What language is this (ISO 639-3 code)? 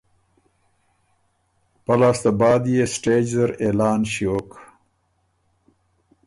oru